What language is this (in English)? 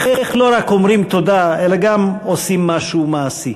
Hebrew